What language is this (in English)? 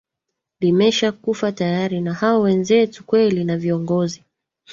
Swahili